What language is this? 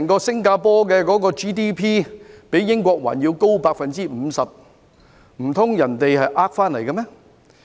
Cantonese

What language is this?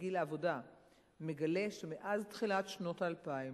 Hebrew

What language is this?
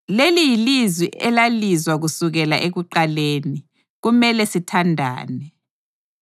North Ndebele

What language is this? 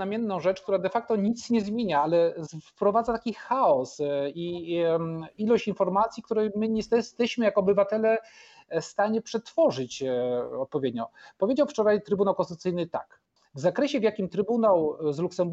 Polish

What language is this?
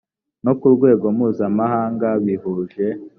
Kinyarwanda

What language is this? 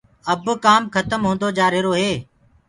Gurgula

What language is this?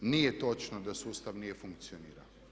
Croatian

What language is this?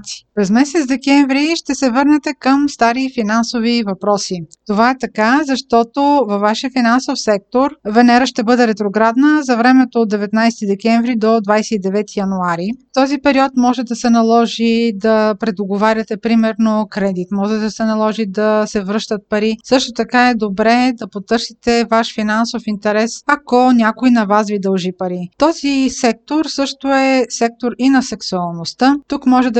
Bulgarian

